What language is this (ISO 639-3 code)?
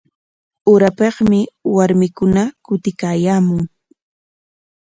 qwa